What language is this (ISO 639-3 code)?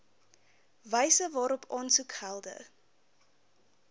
afr